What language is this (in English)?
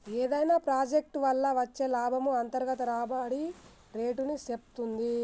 Telugu